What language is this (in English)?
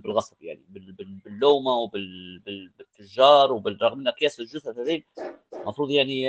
Arabic